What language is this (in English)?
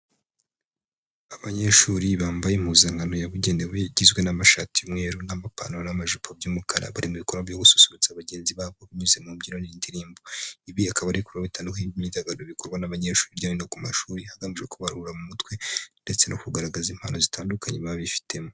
Kinyarwanda